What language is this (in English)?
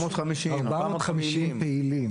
Hebrew